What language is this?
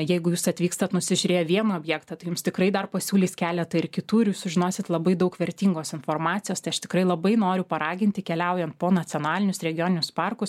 Lithuanian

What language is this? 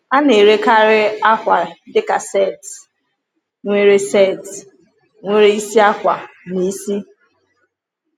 Igbo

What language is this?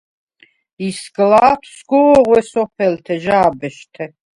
Svan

